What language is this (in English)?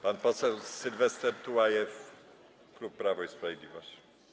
Polish